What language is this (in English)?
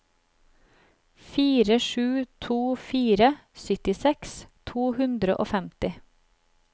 Norwegian